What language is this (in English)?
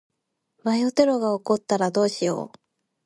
Japanese